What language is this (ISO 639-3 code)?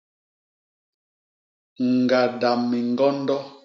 bas